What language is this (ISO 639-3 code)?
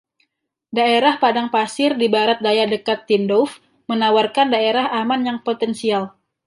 ind